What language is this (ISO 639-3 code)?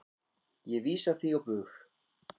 isl